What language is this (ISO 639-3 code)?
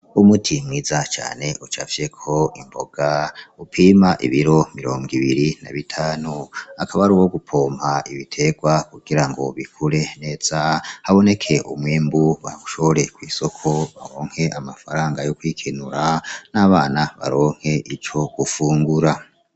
run